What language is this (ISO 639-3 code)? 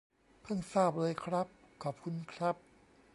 tha